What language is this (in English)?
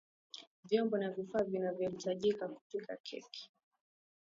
Swahili